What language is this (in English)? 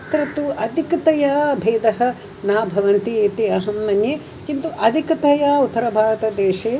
Sanskrit